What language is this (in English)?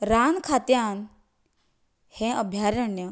Konkani